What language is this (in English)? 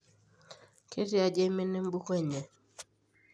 Masai